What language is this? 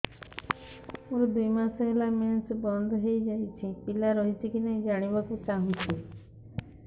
Odia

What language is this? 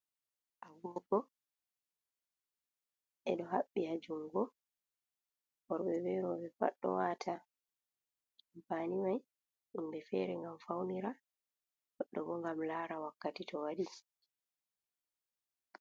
Fula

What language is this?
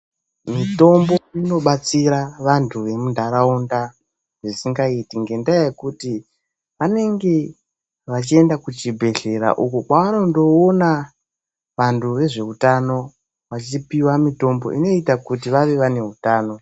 Ndau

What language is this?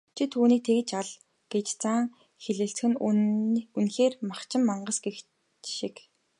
Mongolian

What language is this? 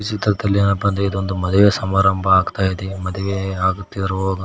Kannada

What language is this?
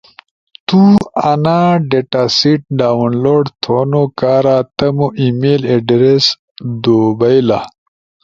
Ushojo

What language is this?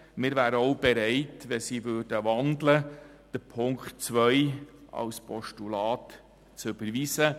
Swiss German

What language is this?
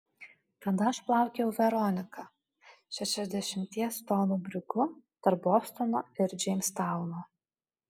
Lithuanian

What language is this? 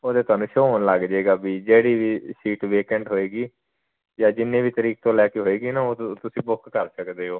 Punjabi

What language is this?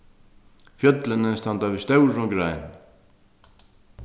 Faroese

